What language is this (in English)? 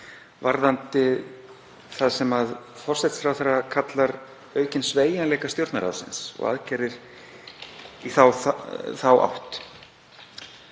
Icelandic